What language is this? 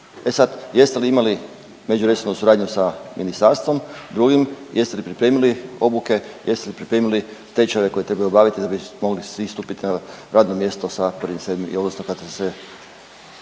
Croatian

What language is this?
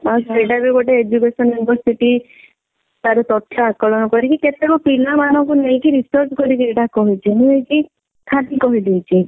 Odia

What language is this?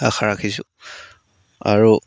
Assamese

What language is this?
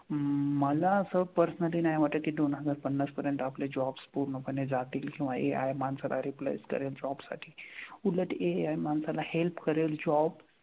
Marathi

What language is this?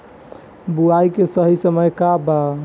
Bhojpuri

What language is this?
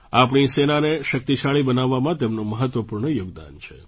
Gujarati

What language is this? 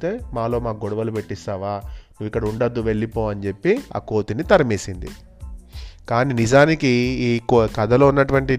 Telugu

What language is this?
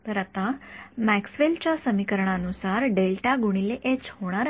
Marathi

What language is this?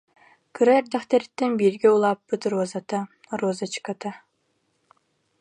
Yakut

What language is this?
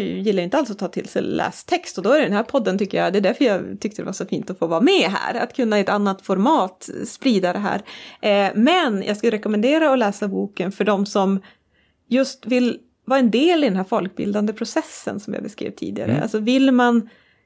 Swedish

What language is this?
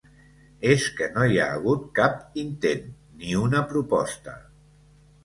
Catalan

